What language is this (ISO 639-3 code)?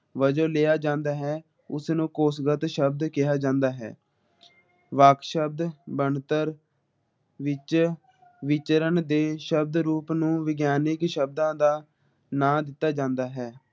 pan